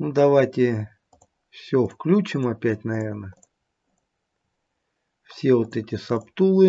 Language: Russian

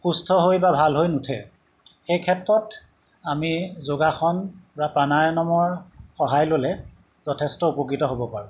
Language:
Assamese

